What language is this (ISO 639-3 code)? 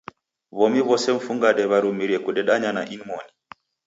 dav